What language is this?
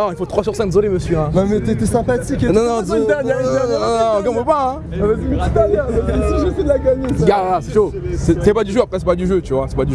French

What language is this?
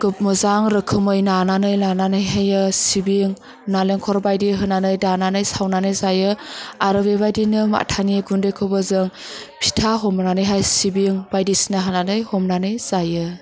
Bodo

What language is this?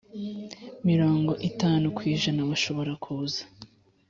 Kinyarwanda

